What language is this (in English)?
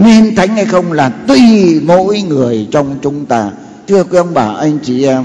Vietnamese